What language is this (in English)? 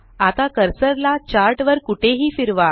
Marathi